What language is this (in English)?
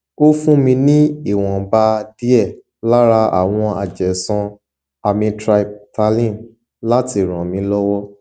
Yoruba